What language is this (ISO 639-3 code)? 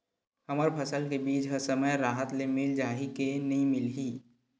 hne